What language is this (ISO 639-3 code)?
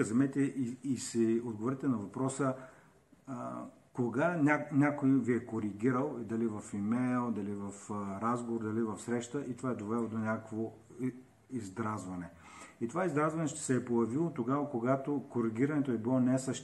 bul